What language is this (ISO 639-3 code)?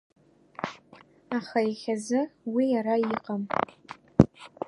abk